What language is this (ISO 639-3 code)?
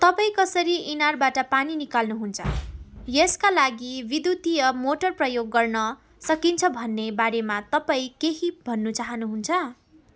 nep